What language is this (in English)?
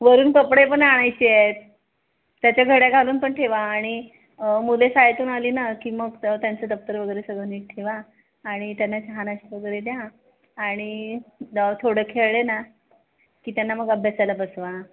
Marathi